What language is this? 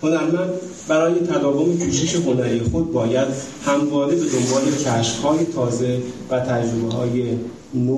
Persian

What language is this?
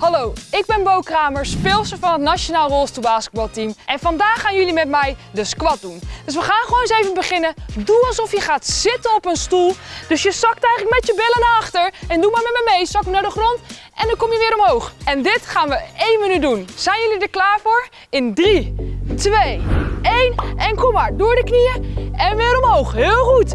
Dutch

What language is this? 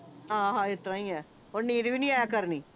Punjabi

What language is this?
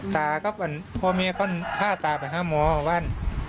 Thai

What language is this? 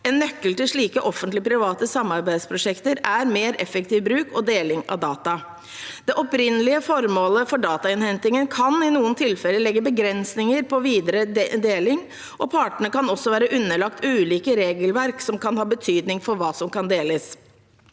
Norwegian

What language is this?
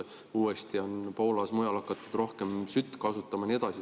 Estonian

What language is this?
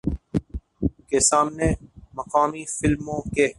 Urdu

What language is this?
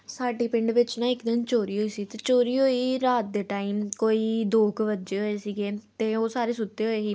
Punjabi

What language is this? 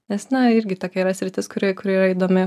Lithuanian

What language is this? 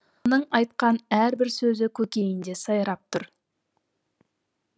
Kazakh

